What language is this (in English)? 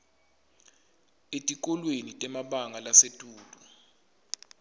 Swati